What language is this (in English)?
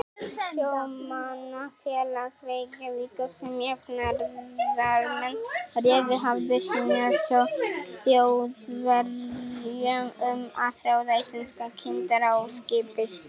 Icelandic